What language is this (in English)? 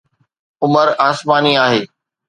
Sindhi